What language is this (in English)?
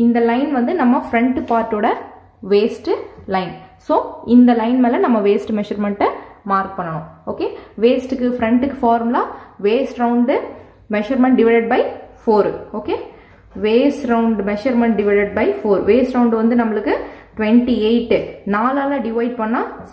Tamil